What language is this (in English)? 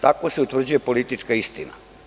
Serbian